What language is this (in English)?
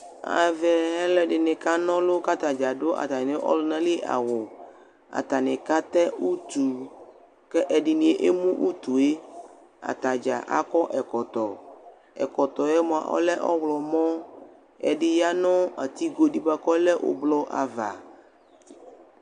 Ikposo